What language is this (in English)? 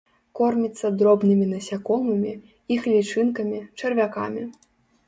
Belarusian